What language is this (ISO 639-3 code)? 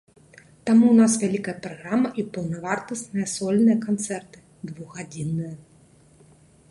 bel